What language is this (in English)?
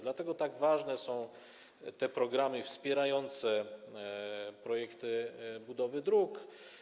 Polish